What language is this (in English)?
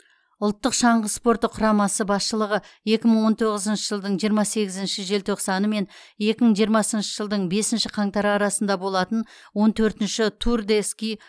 Kazakh